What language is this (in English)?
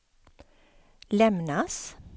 Swedish